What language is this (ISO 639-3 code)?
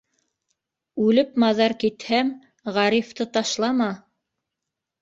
bak